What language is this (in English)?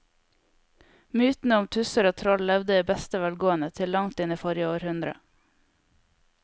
Norwegian